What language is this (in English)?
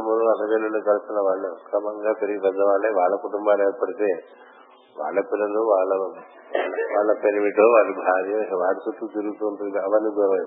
Telugu